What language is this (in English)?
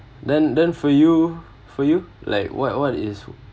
English